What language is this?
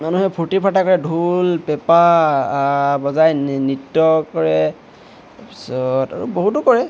Assamese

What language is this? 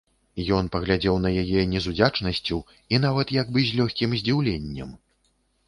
Belarusian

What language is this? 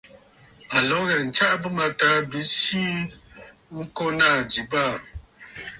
Bafut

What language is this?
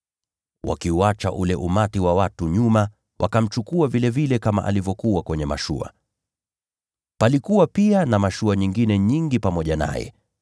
Swahili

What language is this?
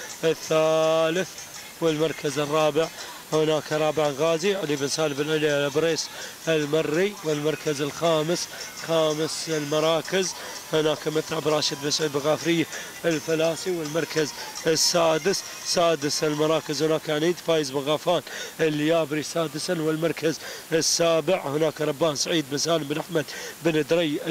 Arabic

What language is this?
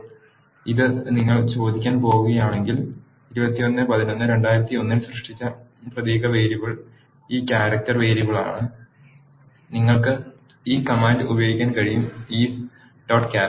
Malayalam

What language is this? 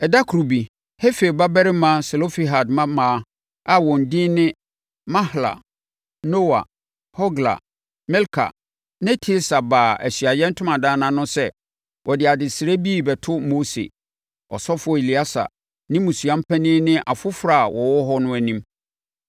Akan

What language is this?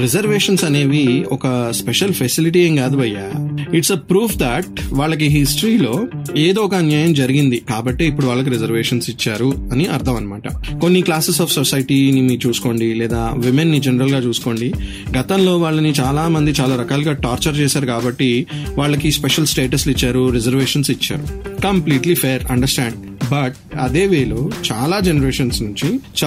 Telugu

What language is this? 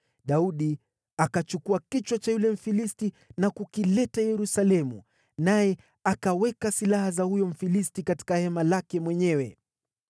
Swahili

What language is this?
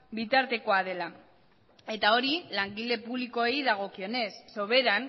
Basque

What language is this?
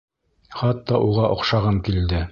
Bashkir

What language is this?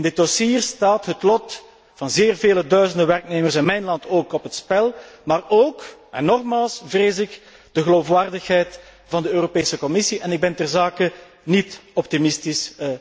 Dutch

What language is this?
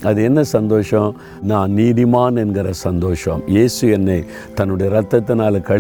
Tamil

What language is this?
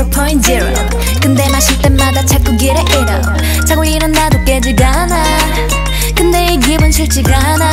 Korean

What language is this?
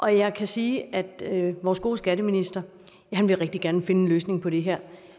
Danish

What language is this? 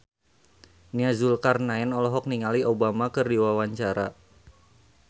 Sundanese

